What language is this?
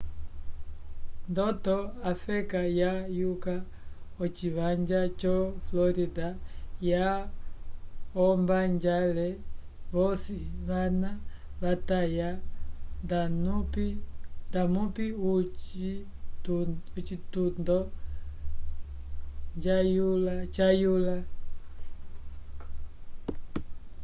Umbundu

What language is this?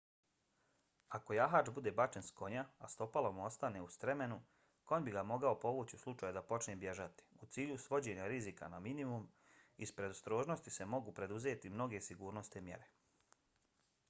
Bosnian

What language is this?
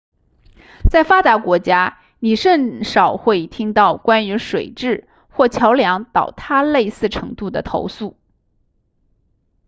Chinese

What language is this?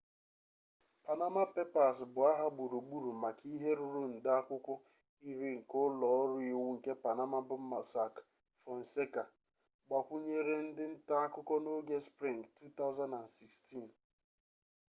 Igbo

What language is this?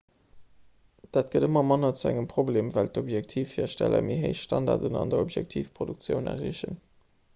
Luxembourgish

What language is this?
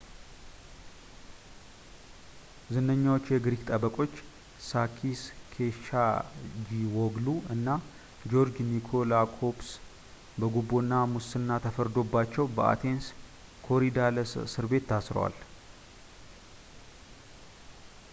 Amharic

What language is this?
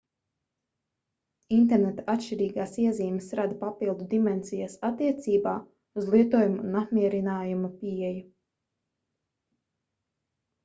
Latvian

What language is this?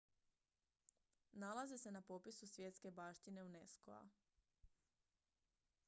Croatian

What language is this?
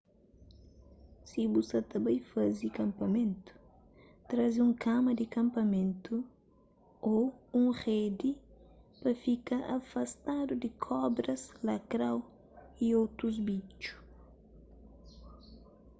Kabuverdianu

